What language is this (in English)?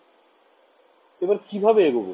Bangla